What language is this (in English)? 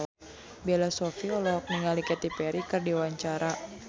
Sundanese